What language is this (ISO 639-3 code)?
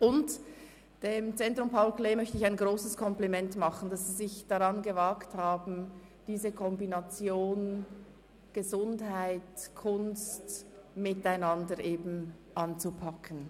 gsw